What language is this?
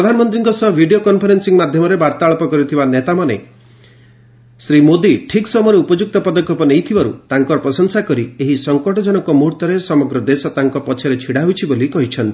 Odia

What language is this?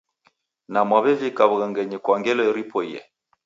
Taita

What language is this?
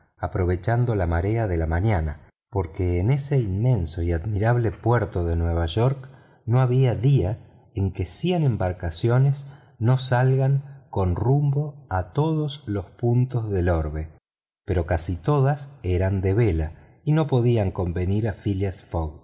Spanish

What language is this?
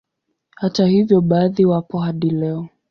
Swahili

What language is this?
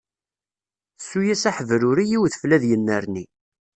Kabyle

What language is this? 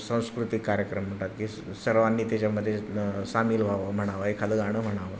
Marathi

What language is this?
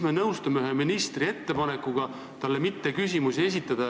Estonian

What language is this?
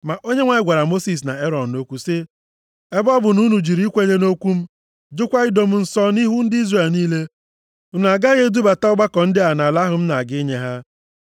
Igbo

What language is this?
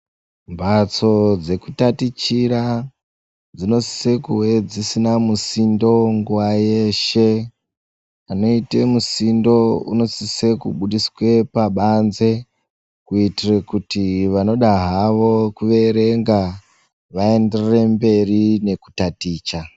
Ndau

